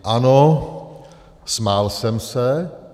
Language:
Czech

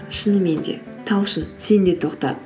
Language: Kazakh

